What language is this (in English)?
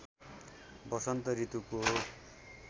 Nepali